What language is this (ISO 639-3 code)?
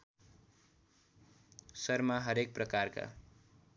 nep